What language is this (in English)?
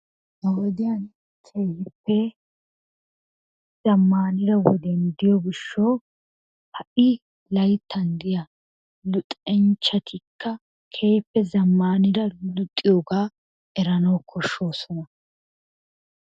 Wolaytta